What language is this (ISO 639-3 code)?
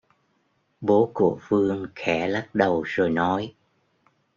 vie